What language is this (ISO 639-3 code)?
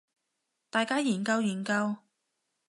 yue